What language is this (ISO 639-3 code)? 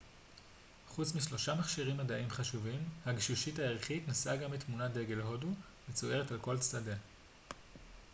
heb